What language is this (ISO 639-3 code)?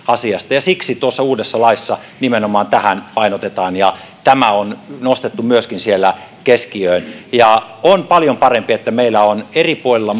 fin